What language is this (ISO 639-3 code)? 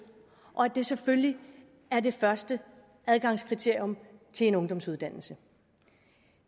dan